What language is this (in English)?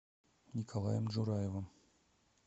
Russian